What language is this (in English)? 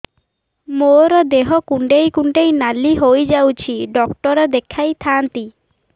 Odia